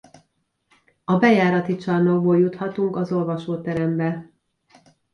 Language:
Hungarian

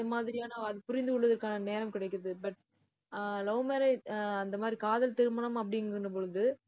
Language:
Tamil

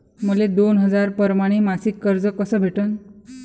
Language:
Marathi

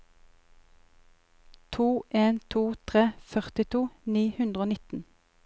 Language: Norwegian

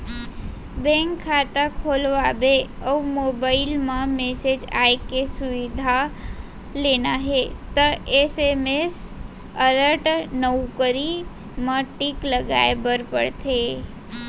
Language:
Chhattisgarhi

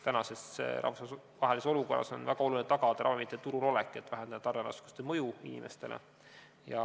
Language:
Estonian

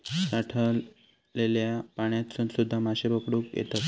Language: Marathi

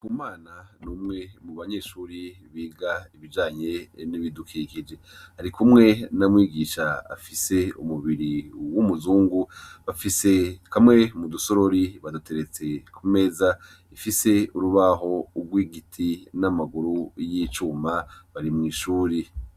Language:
Rundi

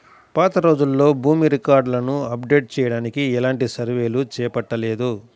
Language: Telugu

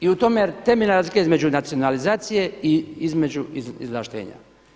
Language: Croatian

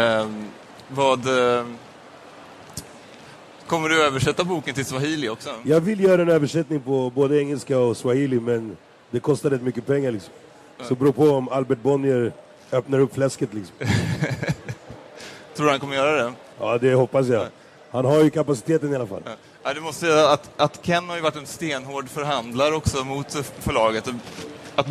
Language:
Swedish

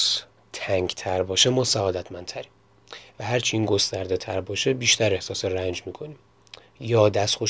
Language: Persian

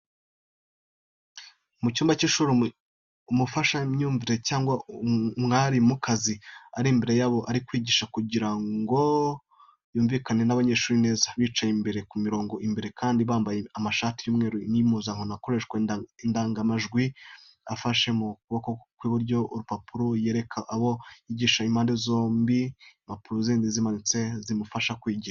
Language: Kinyarwanda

